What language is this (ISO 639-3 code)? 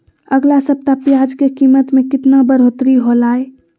mag